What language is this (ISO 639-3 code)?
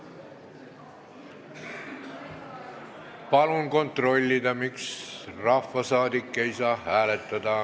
est